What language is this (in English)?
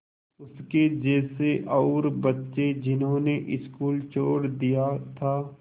Hindi